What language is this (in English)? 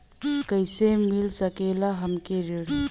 Bhojpuri